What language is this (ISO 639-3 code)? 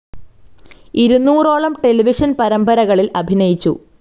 mal